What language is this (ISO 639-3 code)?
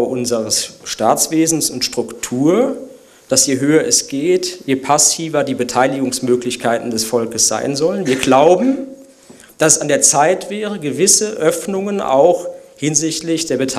deu